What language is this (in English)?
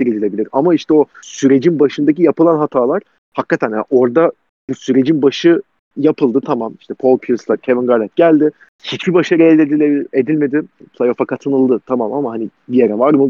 Turkish